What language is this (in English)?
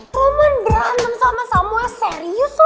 Indonesian